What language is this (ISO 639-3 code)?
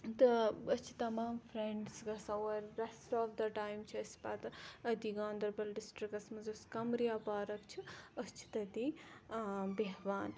kas